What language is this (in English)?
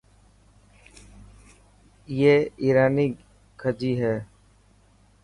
Dhatki